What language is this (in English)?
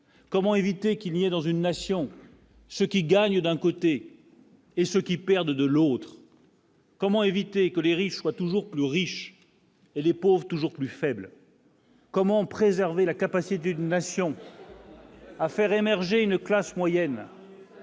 French